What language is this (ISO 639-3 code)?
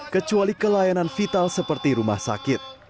ind